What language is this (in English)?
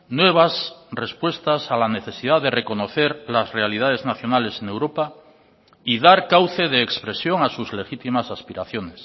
Spanish